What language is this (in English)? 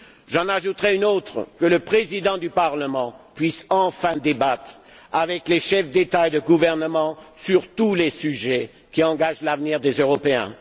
French